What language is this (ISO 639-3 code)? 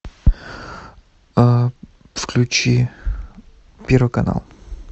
rus